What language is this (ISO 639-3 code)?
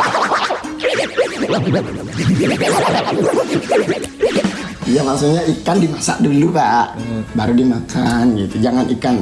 ind